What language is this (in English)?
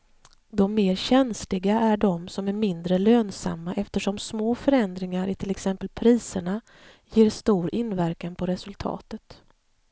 Swedish